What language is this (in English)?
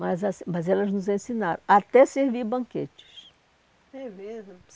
Portuguese